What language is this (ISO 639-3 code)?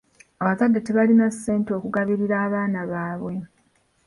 lug